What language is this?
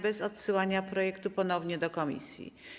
Polish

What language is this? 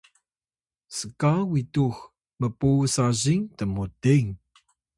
Atayal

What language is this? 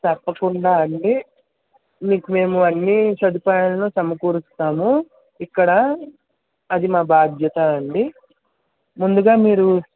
Telugu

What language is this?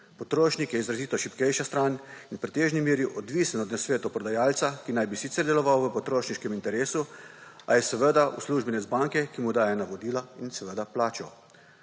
Slovenian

